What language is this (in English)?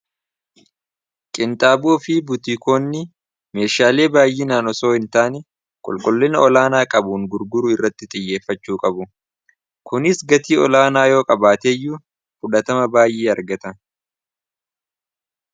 Oromo